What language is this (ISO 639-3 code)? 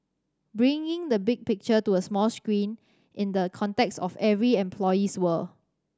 eng